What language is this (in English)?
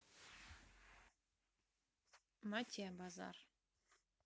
Russian